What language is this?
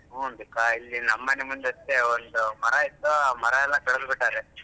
Kannada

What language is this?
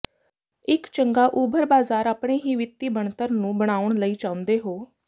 Punjabi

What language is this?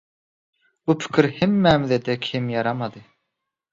Turkmen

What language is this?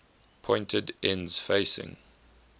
English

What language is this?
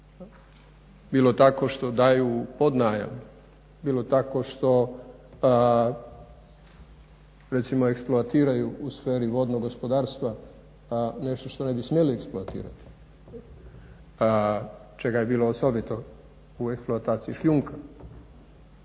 Croatian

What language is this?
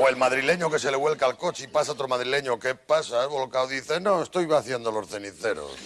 Spanish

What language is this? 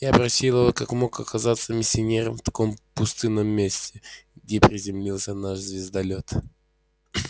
Russian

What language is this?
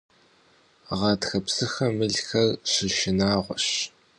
Kabardian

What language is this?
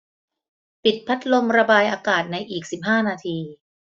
Thai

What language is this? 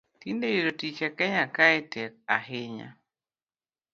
Luo (Kenya and Tanzania)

